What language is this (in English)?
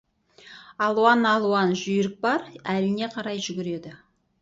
Kazakh